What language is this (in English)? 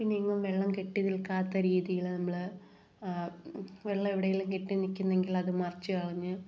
Malayalam